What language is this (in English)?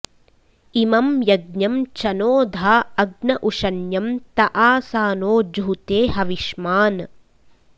Sanskrit